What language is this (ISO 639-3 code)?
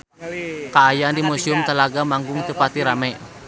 sun